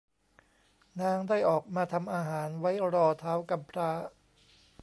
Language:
Thai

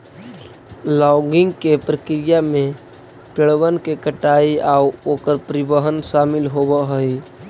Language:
Magahi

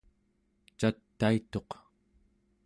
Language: Central Yupik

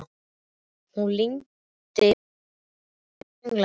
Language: Icelandic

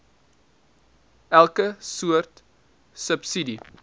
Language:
Afrikaans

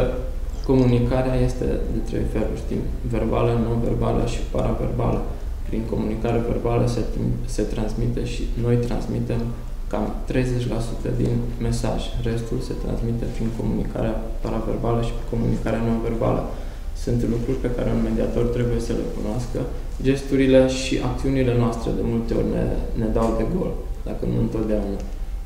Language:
Romanian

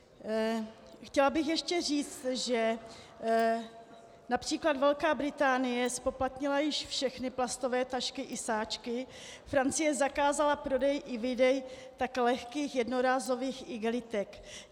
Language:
Czech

